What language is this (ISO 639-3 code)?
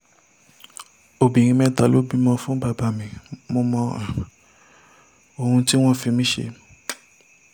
yor